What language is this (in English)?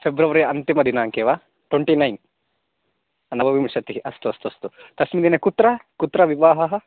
Sanskrit